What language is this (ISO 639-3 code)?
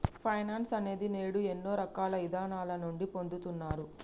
tel